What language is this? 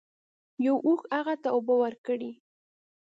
Pashto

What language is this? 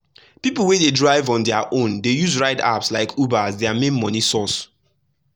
Nigerian Pidgin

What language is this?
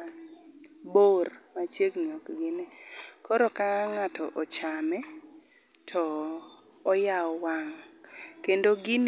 Luo (Kenya and Tanzania)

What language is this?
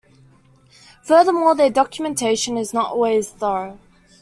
English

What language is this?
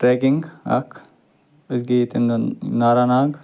Kashmiri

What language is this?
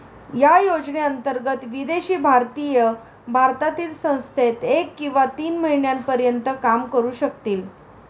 Marathi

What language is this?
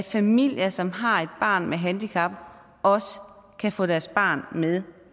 Danish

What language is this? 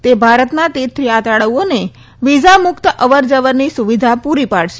Gujarati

